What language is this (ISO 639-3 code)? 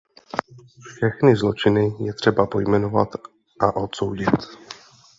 ces